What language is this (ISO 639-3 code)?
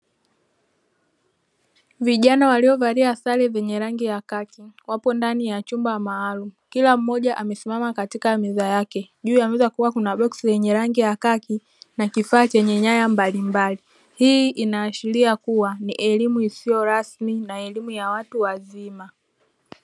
swa